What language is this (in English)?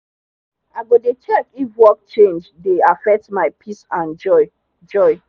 Nigerian Pidgin